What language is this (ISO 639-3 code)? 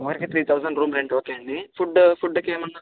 tel